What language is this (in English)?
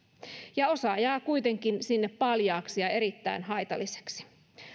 Finnish